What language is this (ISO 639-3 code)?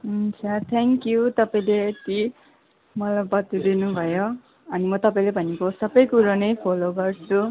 nep